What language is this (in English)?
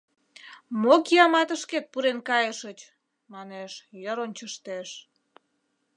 Mari